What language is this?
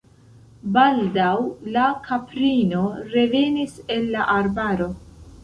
Esperanto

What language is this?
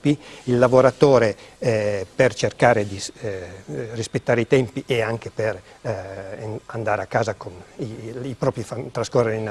Italian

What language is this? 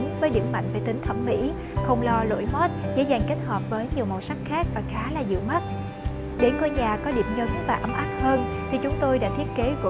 Vietnamese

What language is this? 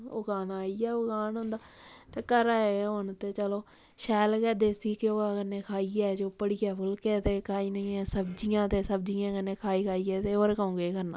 Dogri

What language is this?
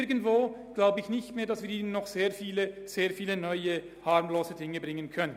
Swiss German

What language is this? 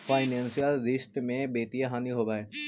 Magahi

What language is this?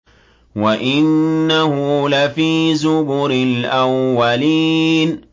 Arabic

